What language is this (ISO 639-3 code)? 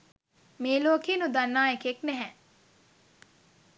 sin